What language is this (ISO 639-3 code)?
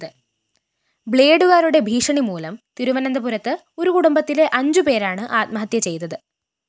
mal